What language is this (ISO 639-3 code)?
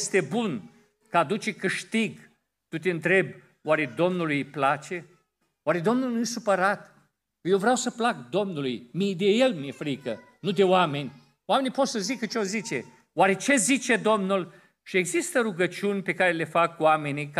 ron